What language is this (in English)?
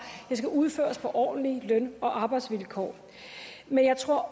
Danish